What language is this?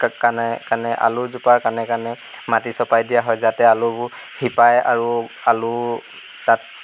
Assamese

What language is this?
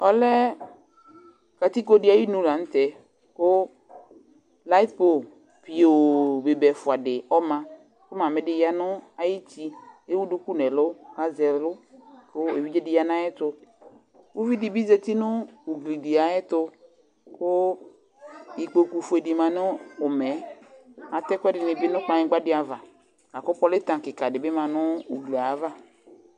Ikposo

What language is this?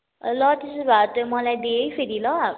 Nepali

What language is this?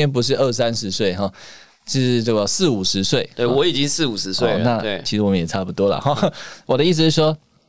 Chinese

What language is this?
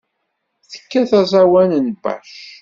Kabyle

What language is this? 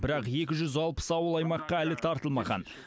Kazakh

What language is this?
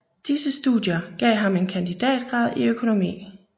Danish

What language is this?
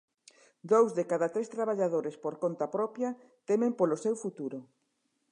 Galician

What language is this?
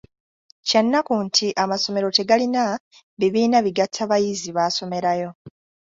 Ganda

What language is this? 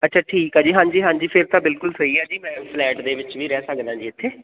Punjabi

